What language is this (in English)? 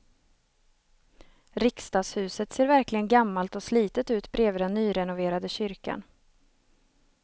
Swedish